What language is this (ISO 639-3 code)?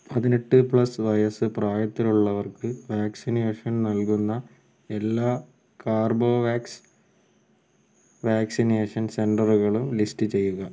mal